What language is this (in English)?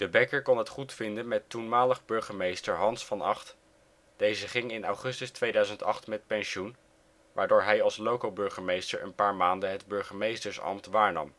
Dutch